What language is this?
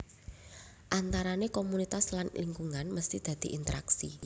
Javanese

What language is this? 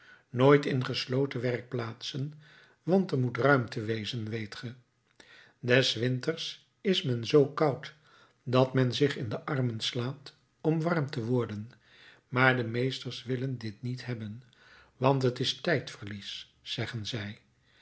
Dutch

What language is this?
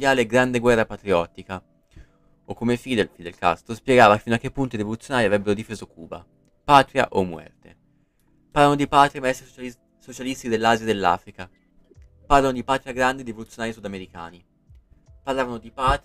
Italian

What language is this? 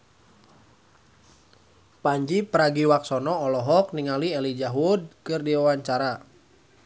Sundanese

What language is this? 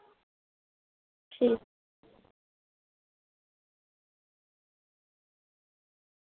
Dogri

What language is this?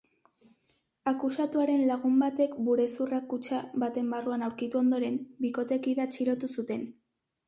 Basque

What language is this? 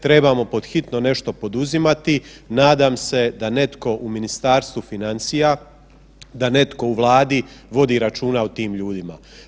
Croatian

